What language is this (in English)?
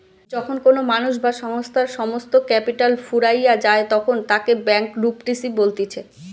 Bangla